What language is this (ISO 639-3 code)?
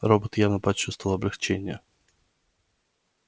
rus